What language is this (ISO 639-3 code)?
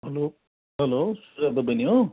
nep